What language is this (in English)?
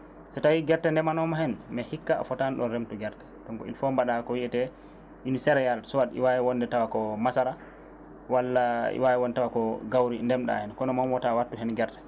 Fula